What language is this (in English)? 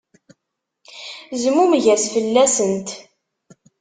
Kabyle